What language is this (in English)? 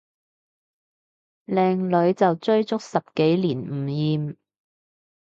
Cantonese